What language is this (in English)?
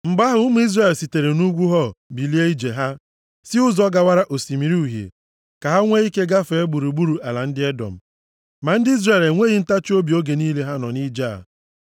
Igbo